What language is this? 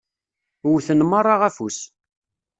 Kabyle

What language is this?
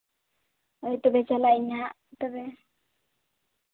Santali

